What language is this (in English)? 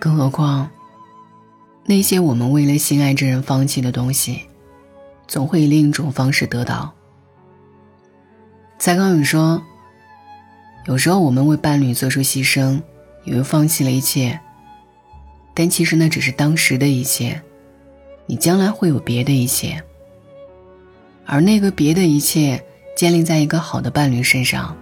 Chinese